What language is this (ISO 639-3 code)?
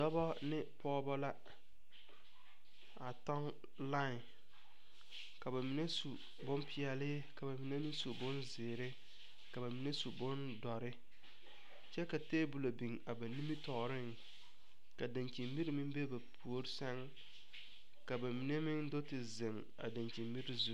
dga